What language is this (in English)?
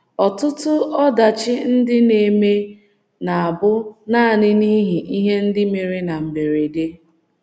Igbo